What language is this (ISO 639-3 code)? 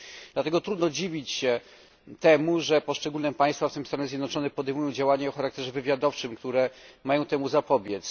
pol